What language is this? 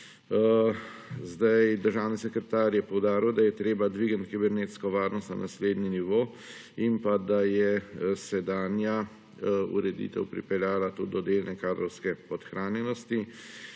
Slovenian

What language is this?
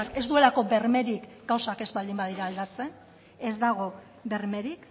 Basque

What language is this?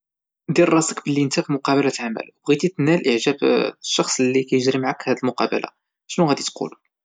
Moroccan Arabic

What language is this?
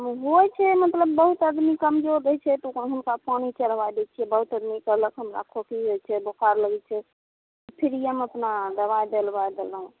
Maithili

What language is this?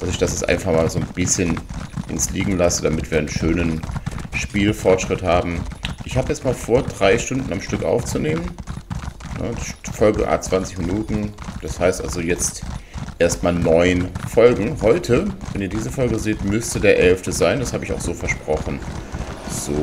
German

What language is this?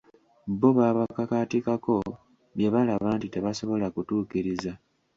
Ganda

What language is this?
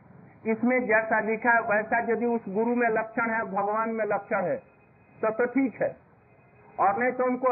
Hindi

